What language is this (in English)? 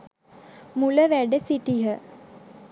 Sinhala